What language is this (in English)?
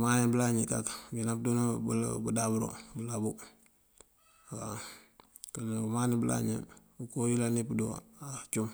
Mandjak